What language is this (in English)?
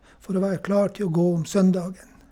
Norwegian